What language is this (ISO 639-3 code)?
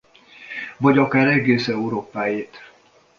hun